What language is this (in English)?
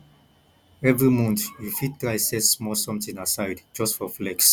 Nigerian Pidgin